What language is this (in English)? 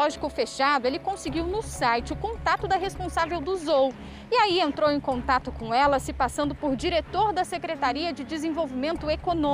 Portuguese